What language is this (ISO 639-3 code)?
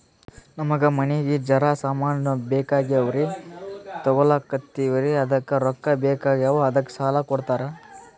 kan